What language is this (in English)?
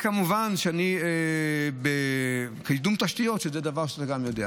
Hebrew